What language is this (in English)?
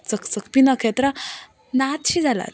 Konkani